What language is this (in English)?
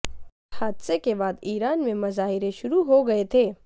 Urdu